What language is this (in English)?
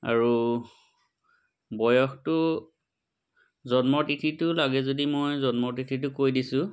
Assamese